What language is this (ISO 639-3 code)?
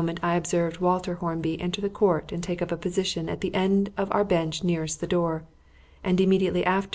eng